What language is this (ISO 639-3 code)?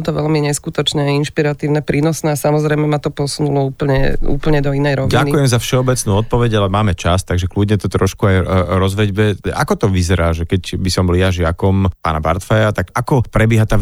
slk